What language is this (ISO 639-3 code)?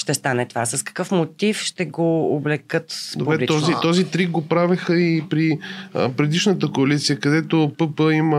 bul